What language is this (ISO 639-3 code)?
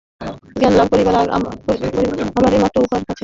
ben